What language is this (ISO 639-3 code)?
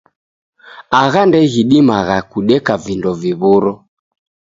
dav